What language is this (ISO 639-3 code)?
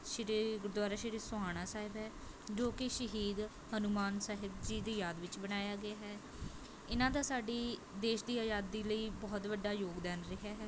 pan